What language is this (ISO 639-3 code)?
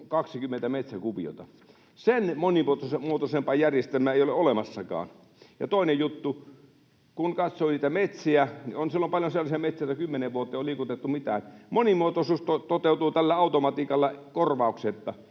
fin